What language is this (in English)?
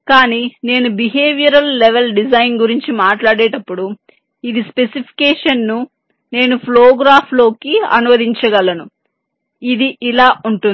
Telugu